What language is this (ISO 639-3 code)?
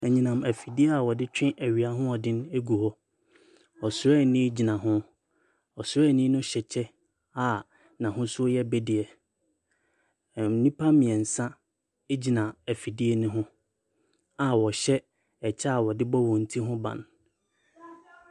aka